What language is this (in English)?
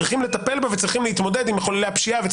Hebrew